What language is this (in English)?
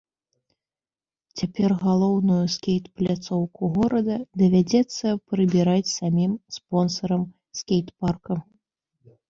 Belarusian